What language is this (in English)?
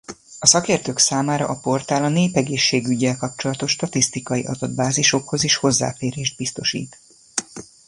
Hungarian